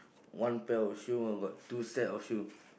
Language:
English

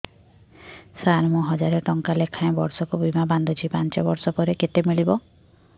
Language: Odia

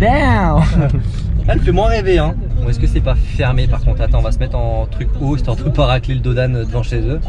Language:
French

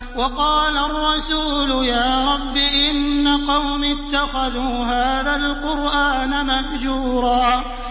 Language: Arabic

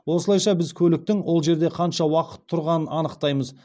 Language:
Kazakh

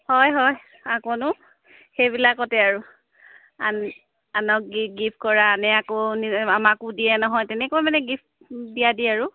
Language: Assamese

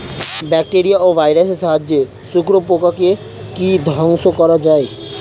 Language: Bangla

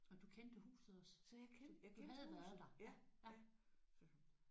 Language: Danish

